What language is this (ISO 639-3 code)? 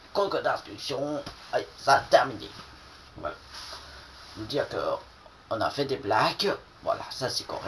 fra